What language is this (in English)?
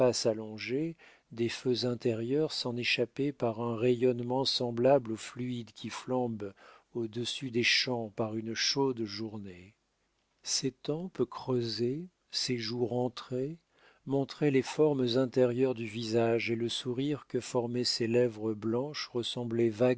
French